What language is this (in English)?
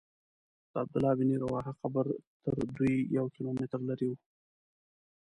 Pashto